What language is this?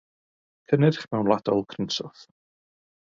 Welsh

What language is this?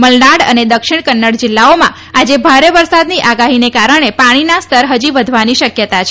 Gujarati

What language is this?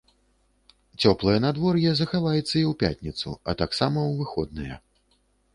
Belarusian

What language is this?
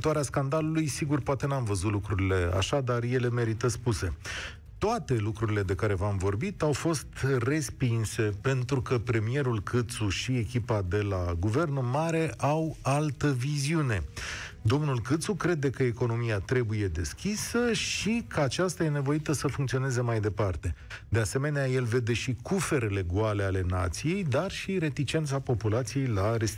Romanian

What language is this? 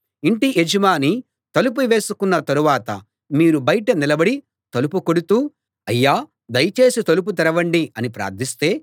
Telugu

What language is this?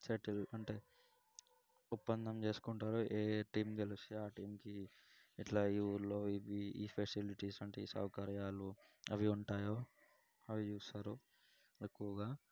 Telugu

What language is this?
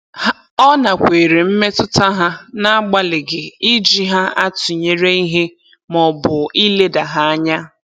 Igbo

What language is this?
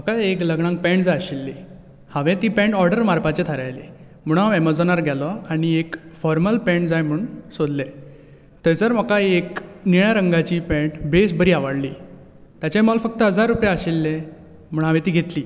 Konkani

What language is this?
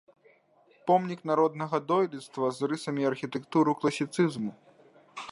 Belarusian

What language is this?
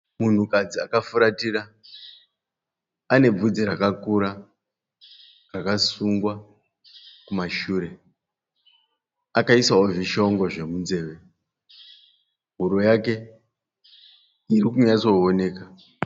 Shona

